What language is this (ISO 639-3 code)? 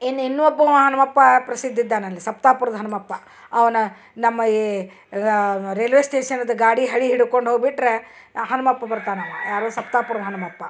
kan